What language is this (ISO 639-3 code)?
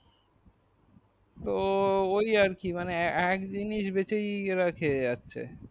ben